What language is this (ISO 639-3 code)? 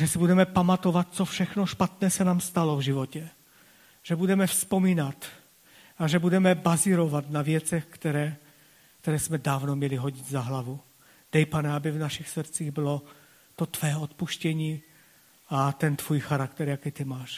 ces